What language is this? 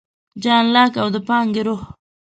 Pashto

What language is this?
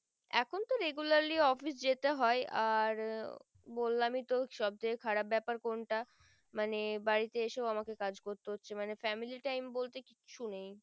Bangla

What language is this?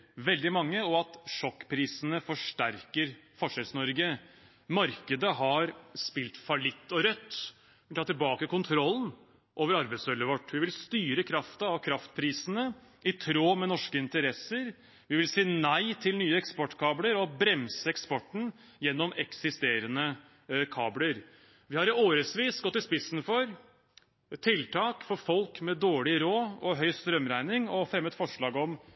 Norwegian Bokmål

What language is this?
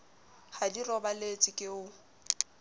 Southern Sotho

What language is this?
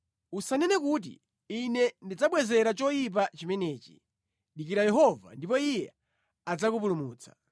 Nyanja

